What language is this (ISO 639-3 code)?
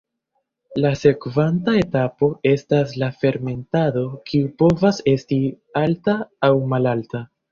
epo